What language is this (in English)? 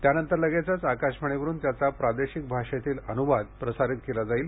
Marathi